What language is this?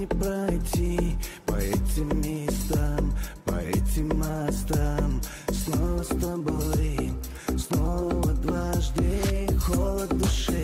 Arabic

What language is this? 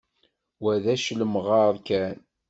Kabyle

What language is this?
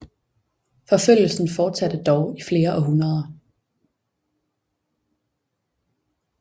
Danish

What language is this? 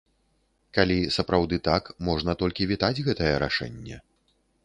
Belarusian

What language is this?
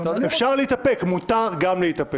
Hebrew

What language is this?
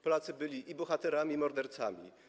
Polish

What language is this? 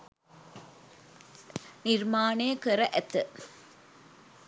Sinhala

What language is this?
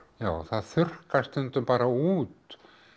Icelandic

